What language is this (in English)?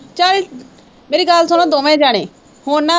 Punjabi